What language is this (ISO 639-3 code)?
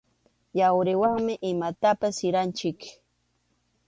qxu